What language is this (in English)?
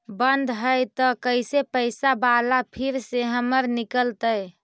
Magahi